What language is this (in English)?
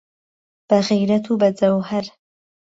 Central Kurdish